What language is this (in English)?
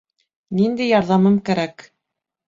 Bashkir